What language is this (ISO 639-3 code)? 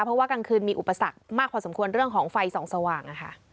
tha